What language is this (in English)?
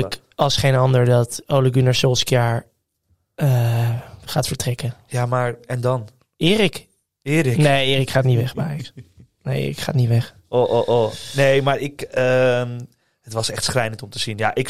Dutch